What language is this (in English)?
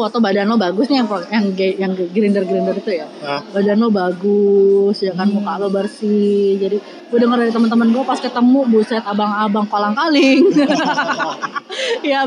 Indonesian